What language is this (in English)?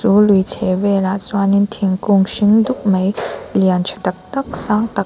Mizo